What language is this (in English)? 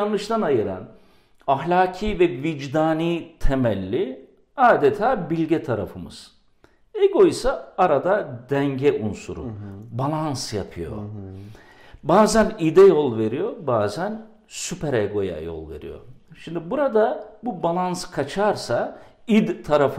Turkish